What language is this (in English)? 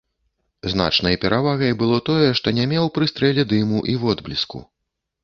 Belarusian